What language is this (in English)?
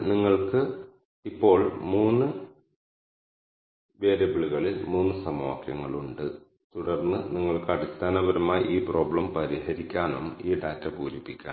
Malayalam